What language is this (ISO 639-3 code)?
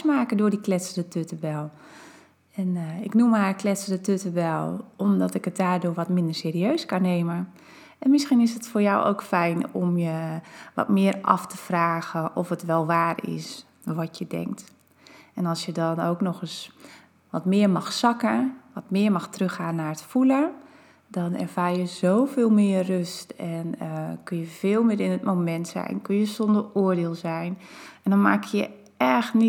nld